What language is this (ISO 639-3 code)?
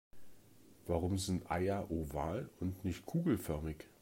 deu